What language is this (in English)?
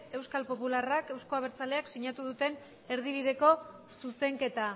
Basque